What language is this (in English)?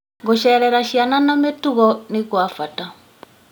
Kikuyu